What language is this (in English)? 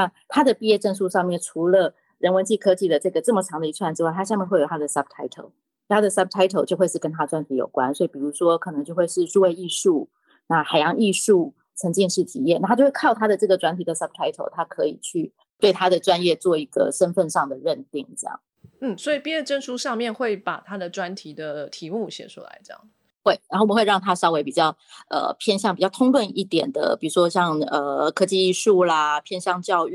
Chinese